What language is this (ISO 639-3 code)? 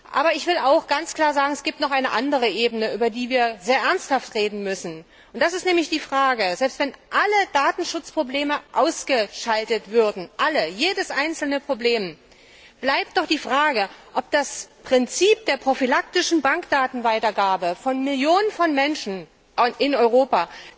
deu